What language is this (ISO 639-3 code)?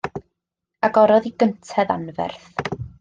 cym